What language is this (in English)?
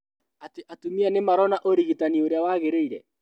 Kikuyu